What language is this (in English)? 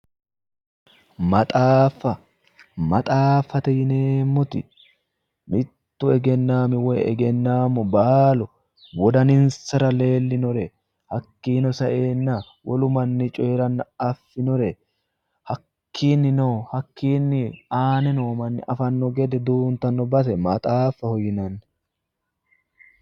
Sidamo